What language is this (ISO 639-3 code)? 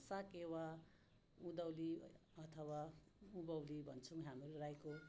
nep